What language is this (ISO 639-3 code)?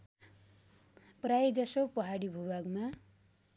nep